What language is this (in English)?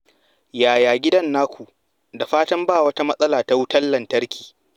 Hausa